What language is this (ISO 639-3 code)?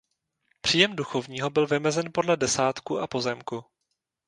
ces